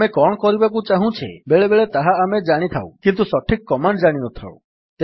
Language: Odia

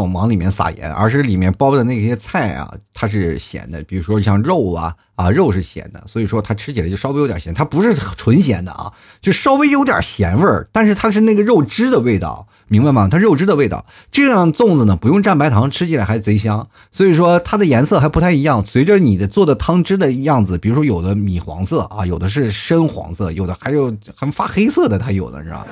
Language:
Chinese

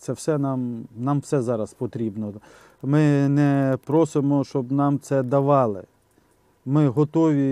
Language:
Ukrainian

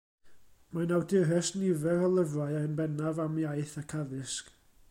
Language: Welsh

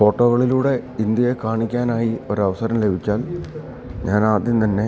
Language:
Malayalam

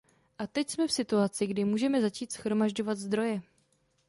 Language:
Czech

